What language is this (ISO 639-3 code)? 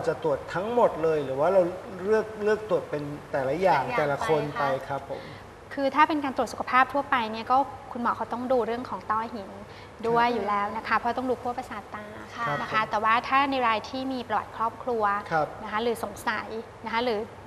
tha